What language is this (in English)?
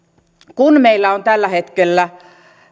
Finnish